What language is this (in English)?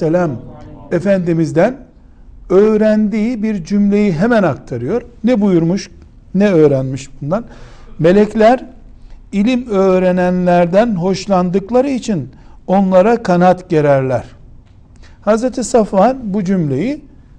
Turkish